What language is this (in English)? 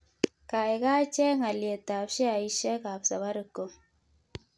Kalenjin